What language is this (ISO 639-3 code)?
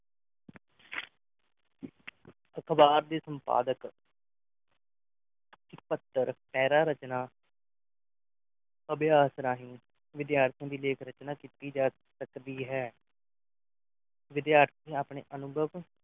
pan